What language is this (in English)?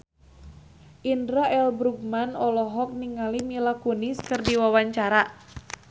Sundanese